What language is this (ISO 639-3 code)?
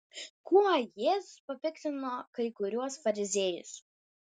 lit